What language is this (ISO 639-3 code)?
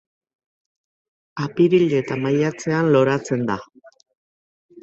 eus